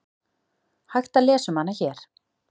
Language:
Icelandic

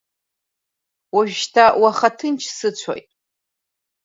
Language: Abkhazian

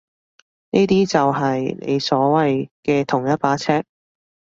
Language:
Cantonese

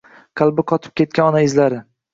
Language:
Uzbek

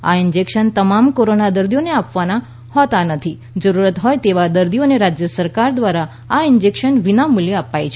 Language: Gujarati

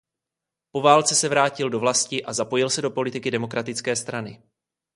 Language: Czech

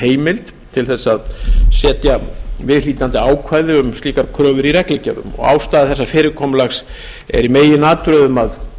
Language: Icelandic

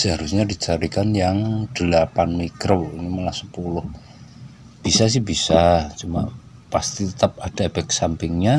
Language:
Indonesian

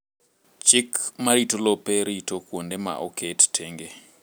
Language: Luo (Kenya and Tanzania)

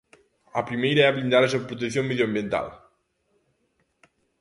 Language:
Galician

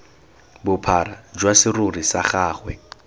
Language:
Tswana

